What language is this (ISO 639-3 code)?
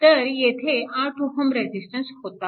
mar